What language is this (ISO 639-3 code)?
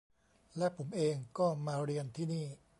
tha